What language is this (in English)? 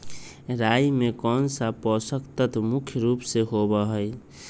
Magahi